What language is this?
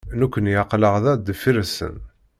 Kabyle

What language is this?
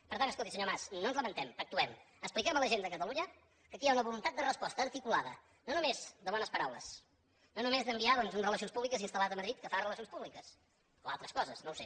Catalan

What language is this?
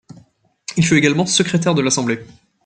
French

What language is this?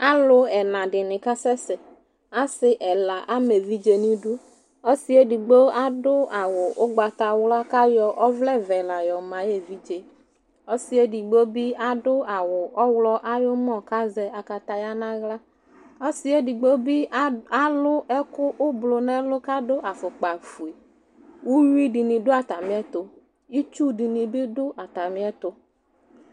Ikposo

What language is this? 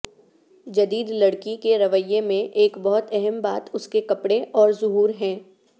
Urdu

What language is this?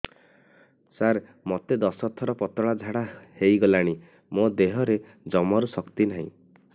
Odia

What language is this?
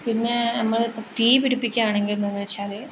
Malayalam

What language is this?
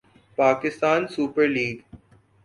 Urdu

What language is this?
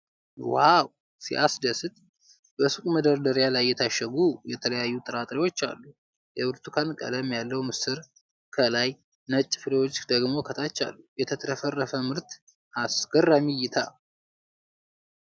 Amharic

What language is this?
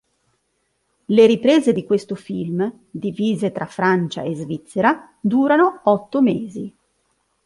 Italian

